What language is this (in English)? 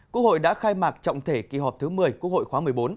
Vietnamese